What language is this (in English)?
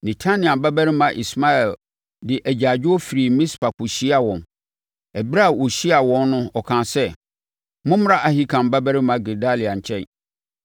Akan